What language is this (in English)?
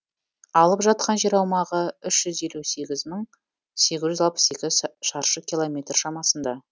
Kazakh